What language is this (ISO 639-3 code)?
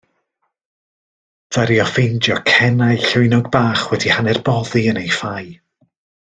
cym